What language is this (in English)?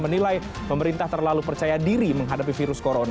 Indonesian